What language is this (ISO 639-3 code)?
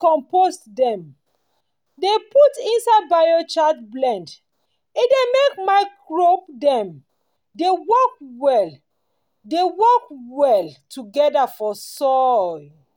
pcm